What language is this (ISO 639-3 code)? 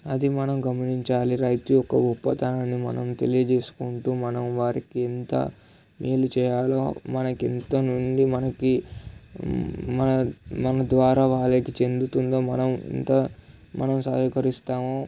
tel